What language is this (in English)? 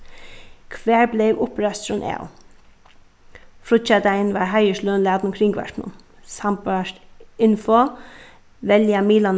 Faroese